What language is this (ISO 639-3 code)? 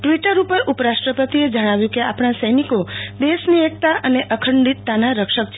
guj